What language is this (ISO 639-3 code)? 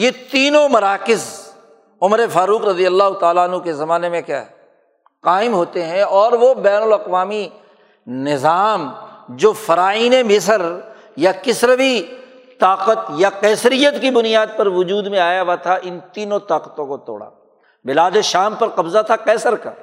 urd